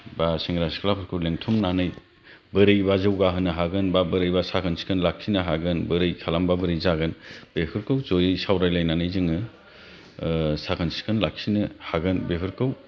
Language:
Bodo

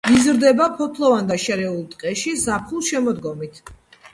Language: Georgian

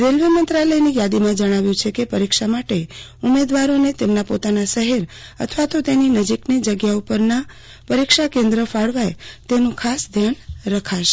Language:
Gujarati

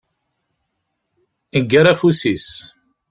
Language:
Kabyle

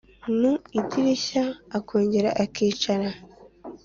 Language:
Kinyarwanda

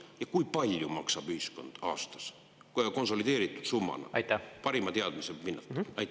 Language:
Estonian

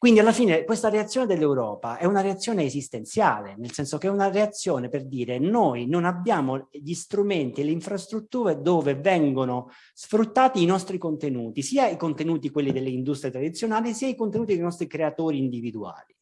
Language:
Italian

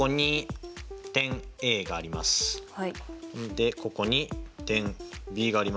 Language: Japanese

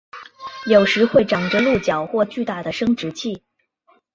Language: Chinese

